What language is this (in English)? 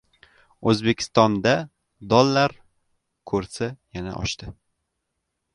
Uzbek